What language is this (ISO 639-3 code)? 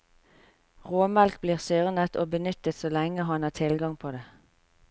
nor